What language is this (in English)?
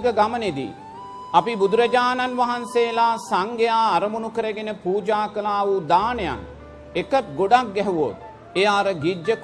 Sinhala